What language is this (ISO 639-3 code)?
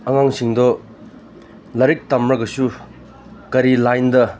mni